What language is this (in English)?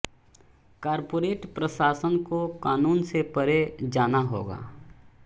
Hindi